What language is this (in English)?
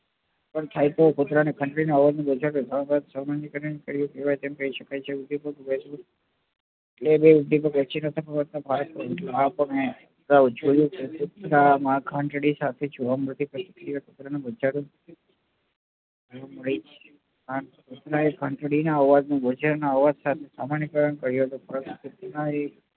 Gujarati